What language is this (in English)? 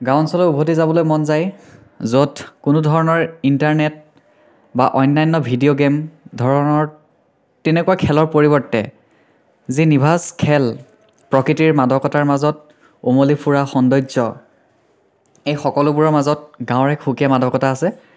Assamese